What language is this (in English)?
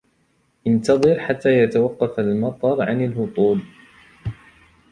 Arabic